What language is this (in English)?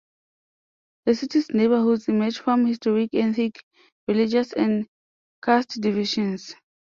English